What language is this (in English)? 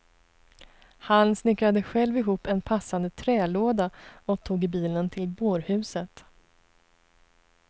Swedish